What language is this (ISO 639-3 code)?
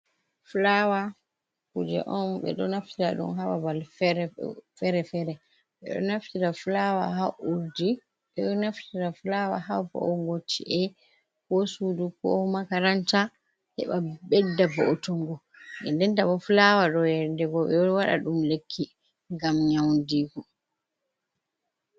ful